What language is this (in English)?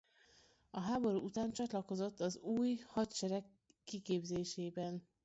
Hungarian